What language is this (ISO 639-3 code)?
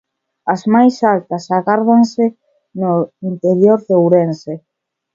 glg